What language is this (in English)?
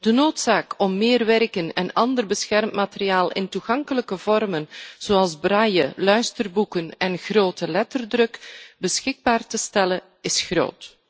Dutch